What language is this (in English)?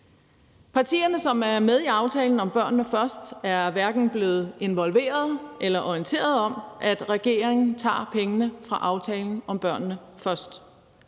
Danish